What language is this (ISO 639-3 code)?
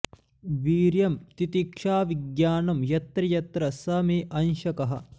san